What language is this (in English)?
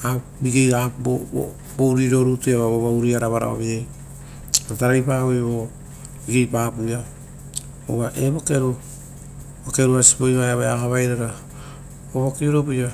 Rotokas